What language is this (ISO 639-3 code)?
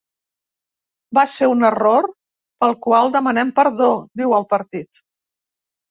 cat